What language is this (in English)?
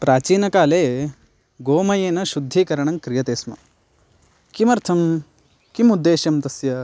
Sanskrit